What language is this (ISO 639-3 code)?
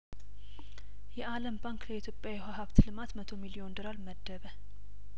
amh